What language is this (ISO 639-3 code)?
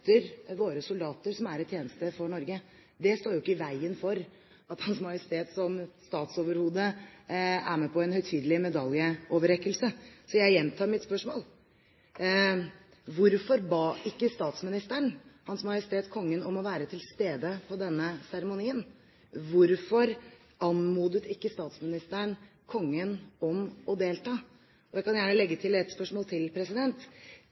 nob